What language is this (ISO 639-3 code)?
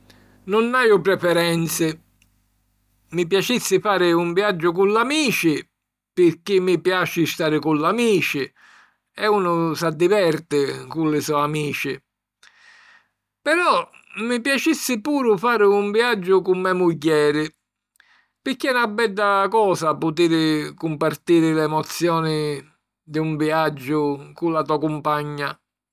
scn